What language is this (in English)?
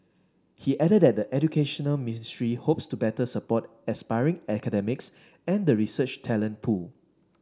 English